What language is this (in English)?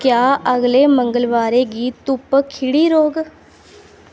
Dogri